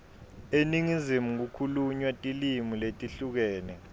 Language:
Swati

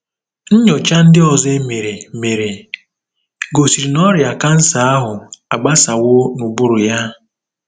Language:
Igbo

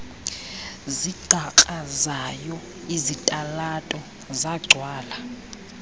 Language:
Xhosa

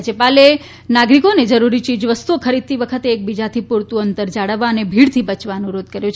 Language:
Gujarati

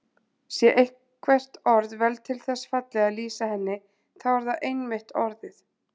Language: Icelandic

